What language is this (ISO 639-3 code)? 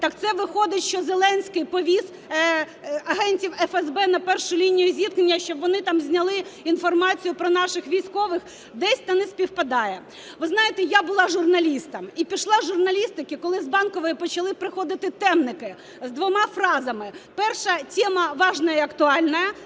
ukr